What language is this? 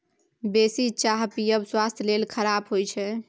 Maithili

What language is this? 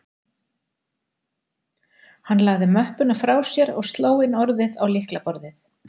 Icelandic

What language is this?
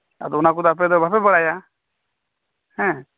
Santali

